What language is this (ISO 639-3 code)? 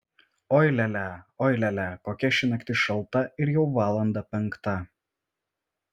lit